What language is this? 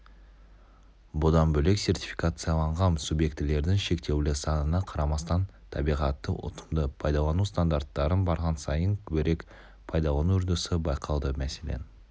Kazakh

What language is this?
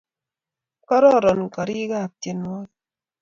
Kalenjin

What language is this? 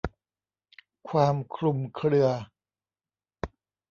Thai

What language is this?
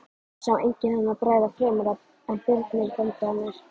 Icelandic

